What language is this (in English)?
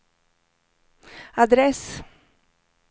Swedish